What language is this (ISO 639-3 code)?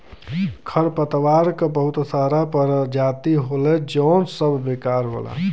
bho